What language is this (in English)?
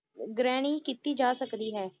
Punjabi